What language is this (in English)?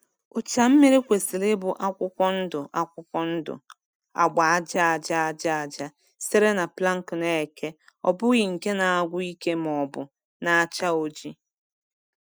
Igbo